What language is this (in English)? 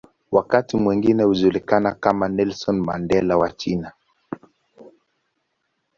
Swahili